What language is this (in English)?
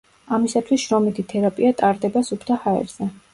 Georgian